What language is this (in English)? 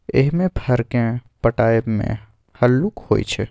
Maithili